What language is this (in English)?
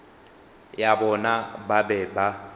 Northern Sotho